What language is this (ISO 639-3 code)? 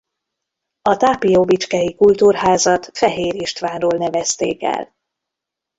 hun